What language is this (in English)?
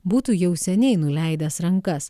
Lithuanian